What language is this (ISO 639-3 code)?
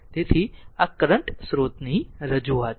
guj